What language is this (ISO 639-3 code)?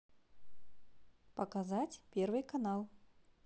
rus